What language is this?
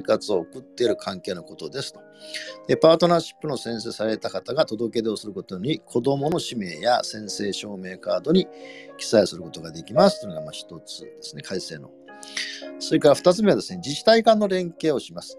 Japanese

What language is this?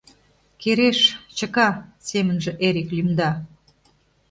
Mari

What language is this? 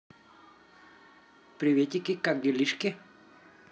Russian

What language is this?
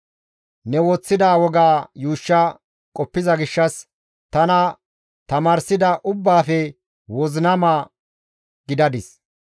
Gamo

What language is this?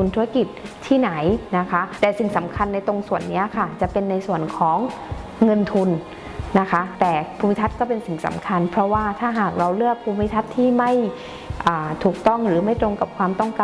Thai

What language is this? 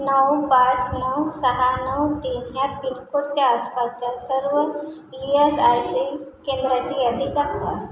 Marathi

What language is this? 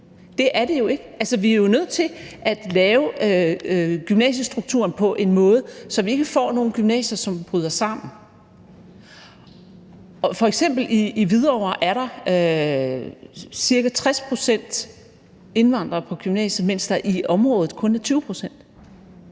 Danish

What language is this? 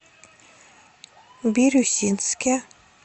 Russian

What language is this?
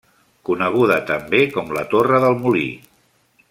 Catalan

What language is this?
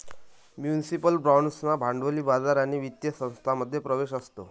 Marathi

